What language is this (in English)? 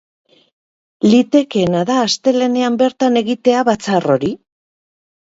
Basque